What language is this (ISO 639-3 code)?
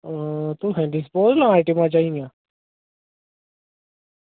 doi